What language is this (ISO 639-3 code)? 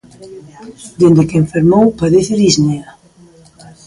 glg